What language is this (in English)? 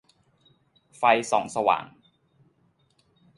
Thai